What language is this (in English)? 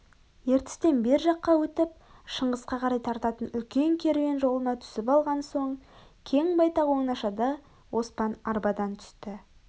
Kazakh